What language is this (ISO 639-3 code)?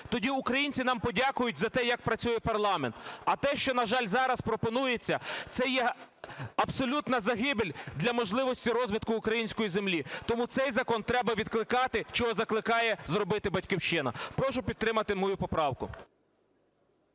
ukr